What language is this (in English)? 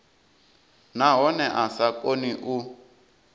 Venda